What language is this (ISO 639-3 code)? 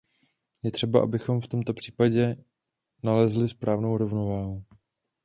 ces